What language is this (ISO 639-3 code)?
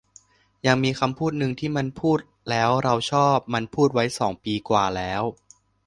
tha